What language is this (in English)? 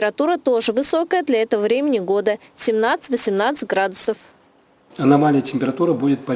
Russian